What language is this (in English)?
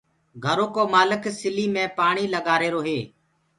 Gurgula